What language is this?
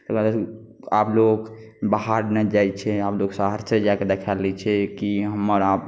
Maithili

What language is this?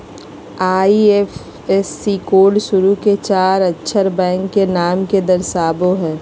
Magahi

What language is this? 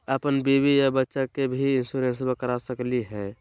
Magahi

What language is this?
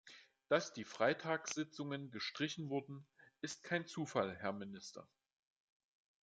German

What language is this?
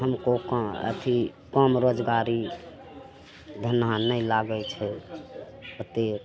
Maithili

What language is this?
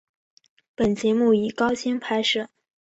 Chinese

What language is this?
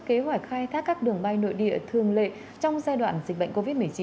Vietnamese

